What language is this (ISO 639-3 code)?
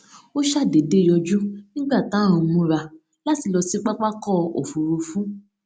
yor